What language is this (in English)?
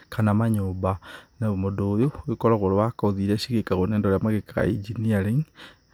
Kikuyu